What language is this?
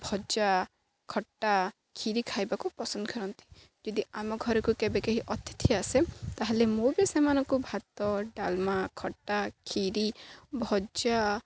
Odia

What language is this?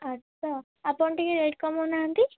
Odia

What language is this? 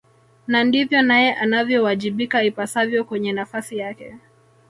Swahili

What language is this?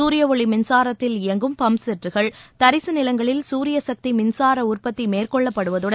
Tamil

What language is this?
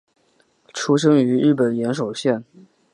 Chinese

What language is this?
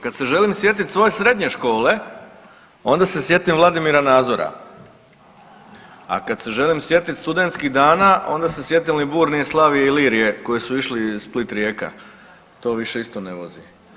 Croatian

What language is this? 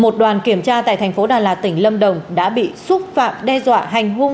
Vietnamese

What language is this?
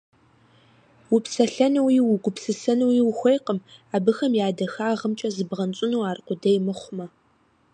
Kabardian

